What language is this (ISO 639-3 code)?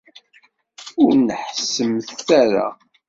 kab